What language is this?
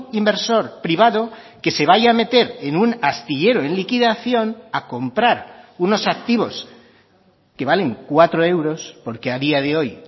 Spanish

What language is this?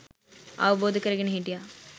Sinhala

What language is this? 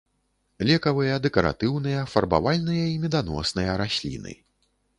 Belarusian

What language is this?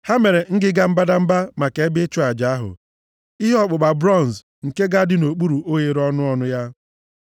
Igbo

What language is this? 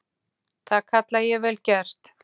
Icelandic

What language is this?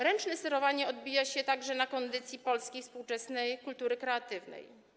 Polish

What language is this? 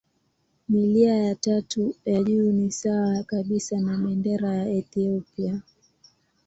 Swahili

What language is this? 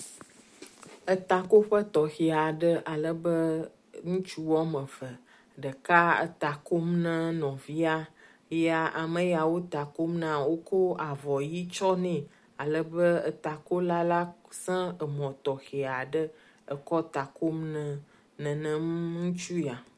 Ewe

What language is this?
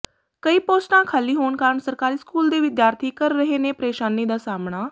Punjabi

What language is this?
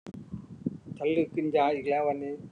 Thai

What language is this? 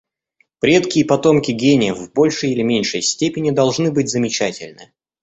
Russian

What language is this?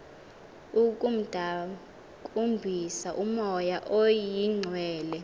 Xhosa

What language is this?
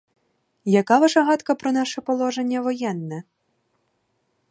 Ukrainian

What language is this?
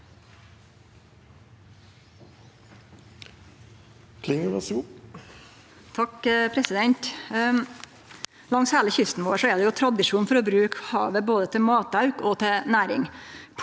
Norwegian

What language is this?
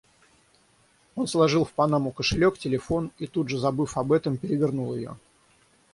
Russian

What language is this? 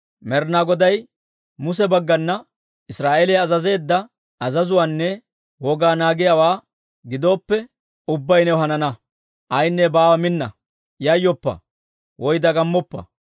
Dawro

